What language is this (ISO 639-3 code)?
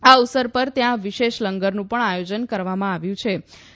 guj